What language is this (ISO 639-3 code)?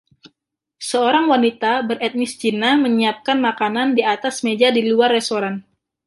ind